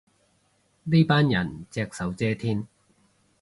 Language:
Cantonese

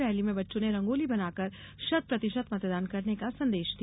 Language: Hindi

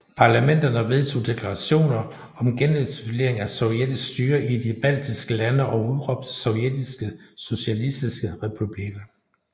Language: Danish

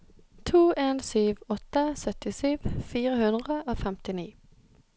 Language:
Norwegian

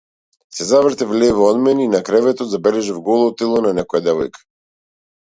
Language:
Macedonian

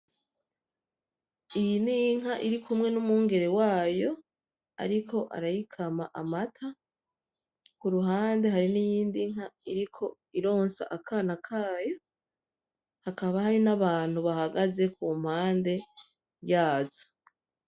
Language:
Rundi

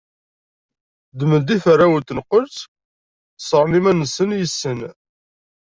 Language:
Kabyle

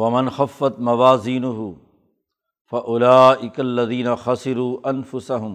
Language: Urdu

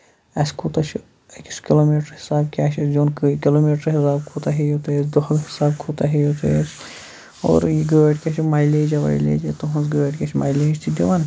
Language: Kashmiri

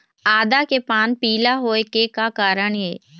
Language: Chhattisgarhi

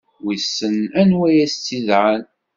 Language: Kabyle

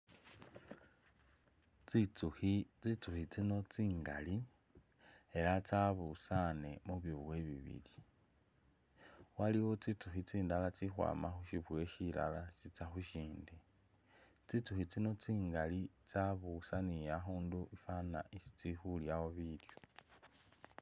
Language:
Masaaba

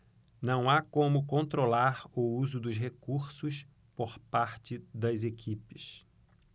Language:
Portuguese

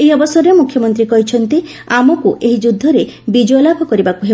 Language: Odia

